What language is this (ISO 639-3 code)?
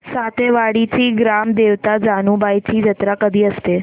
mar